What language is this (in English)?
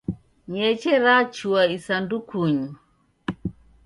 Taita